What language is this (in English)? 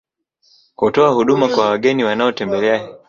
Swahili